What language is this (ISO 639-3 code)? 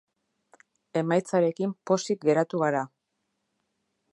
eus